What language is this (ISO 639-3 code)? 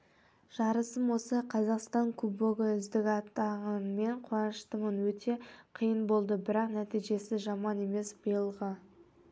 kaz